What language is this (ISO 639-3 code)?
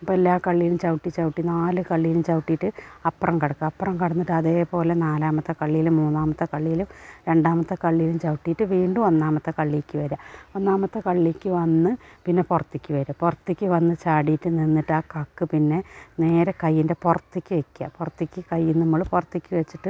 mal